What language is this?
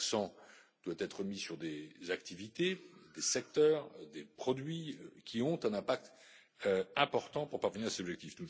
French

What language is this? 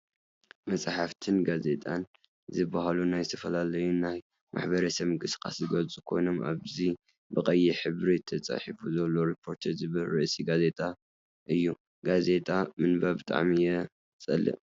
Tigrinya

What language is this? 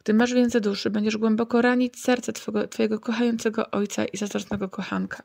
Polish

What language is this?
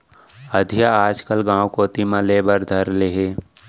Chhattisgarhi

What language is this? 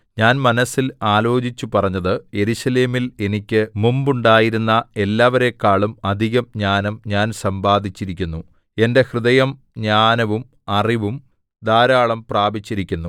Malayalam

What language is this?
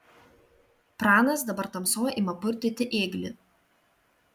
Lithuanian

